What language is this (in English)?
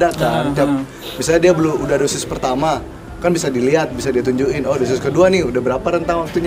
Indonesian